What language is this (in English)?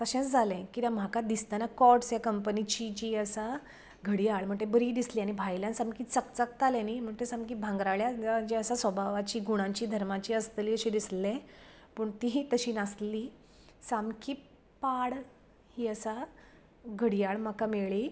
Konkani